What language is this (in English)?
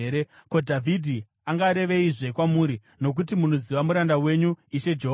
Shona